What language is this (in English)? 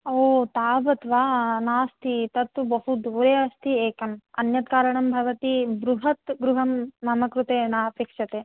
Sanskrit